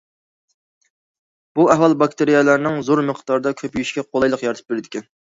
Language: Uyghur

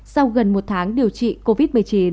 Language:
Vietnamese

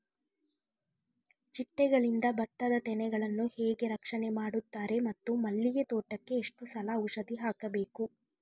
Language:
Kannada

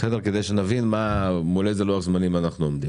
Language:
Hebrew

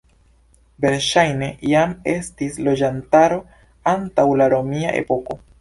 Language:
Esperanto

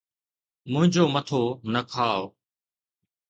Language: Sindhi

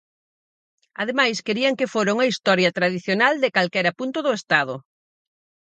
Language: Galician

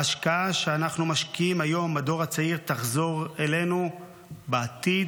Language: Hebrew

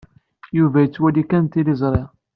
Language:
Kabyle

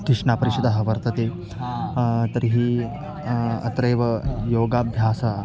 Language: Sanskrit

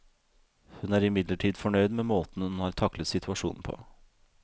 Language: Norwegian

